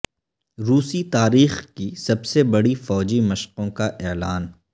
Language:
Urdu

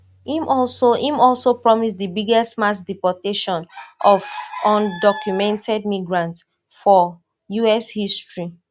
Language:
Nigerian Pidgin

